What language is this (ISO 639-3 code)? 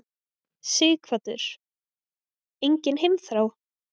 isl